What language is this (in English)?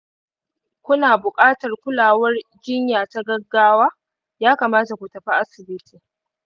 Hausa